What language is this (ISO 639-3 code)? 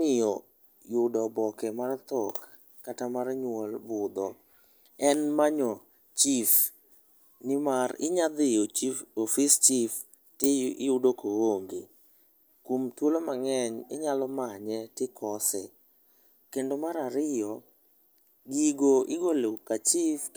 luo